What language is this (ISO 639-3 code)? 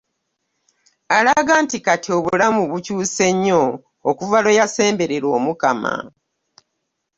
lug